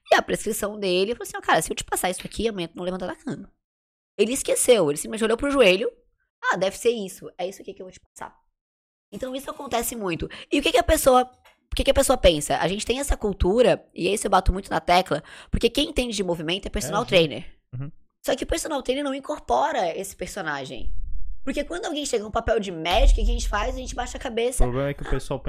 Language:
Portuguese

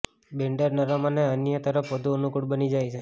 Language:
Gujarati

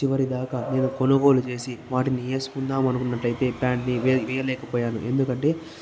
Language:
Telugu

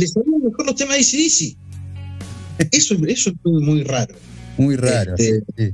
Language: Spanish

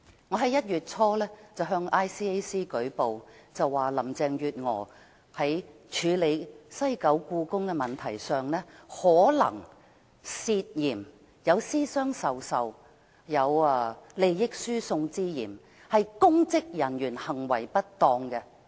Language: Cantonese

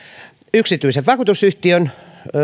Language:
Finnish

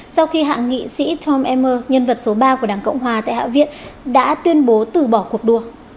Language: Vietnamese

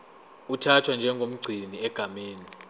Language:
Zulu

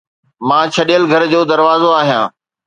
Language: Sindhi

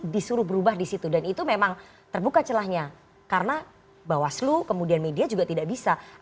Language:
Indonesian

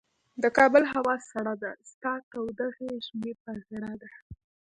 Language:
Pashto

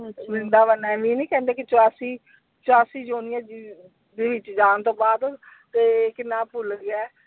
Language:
Punjabi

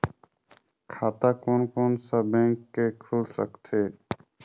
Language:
Chhattisgarhi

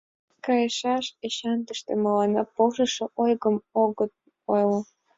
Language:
Mari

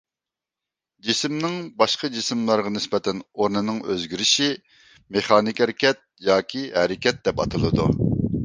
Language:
Uyghur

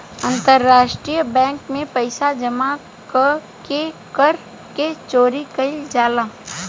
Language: Bhojpuri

